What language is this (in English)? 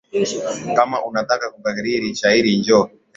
Swahili